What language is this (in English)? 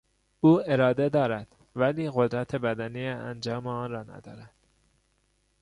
Persian